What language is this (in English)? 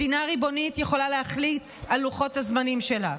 Hebrew